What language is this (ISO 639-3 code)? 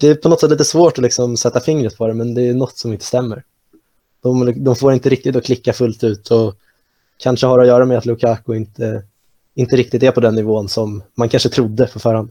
swe